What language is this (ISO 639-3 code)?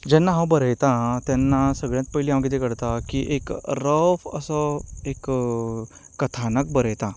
kok